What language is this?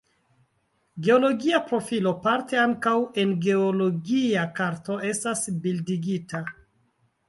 Esperanto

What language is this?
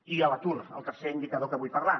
Catalan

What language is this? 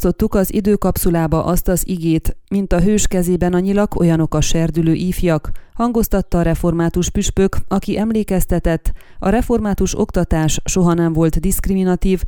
Hungarian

